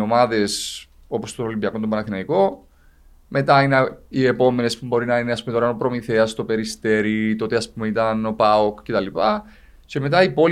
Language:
Greek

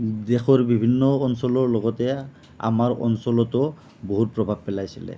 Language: Assamese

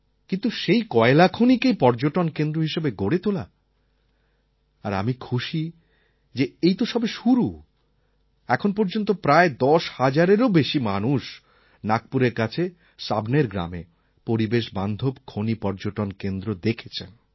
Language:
Bangla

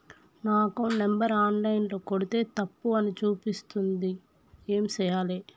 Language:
Telugu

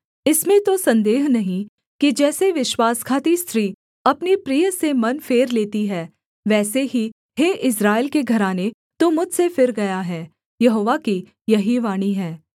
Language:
Hindi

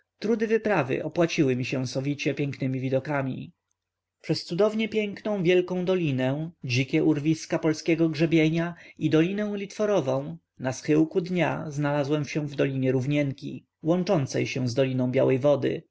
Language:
Polish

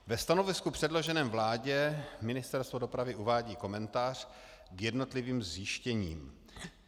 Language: Czech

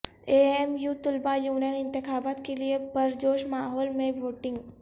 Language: Urdu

